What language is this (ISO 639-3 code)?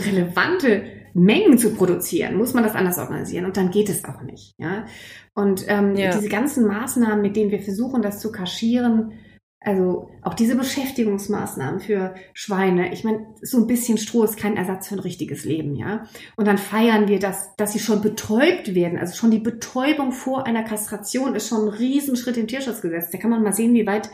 deu